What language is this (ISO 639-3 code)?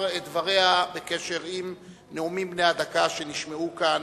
heb